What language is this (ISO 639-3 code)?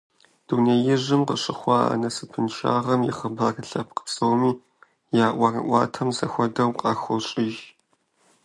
kbd